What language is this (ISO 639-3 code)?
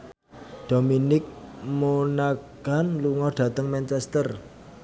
jav